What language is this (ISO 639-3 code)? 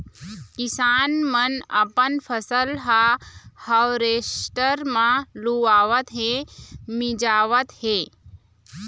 hne